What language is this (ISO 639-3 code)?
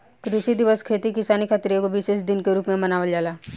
bho